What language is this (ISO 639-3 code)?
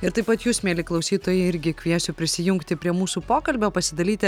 lit